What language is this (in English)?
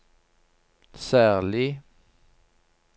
Norwegian